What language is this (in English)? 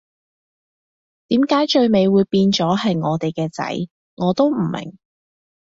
Cantonese